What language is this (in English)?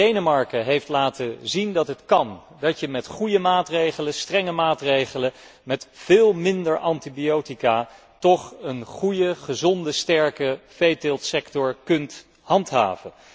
Dutch